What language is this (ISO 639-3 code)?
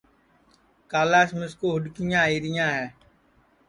ssi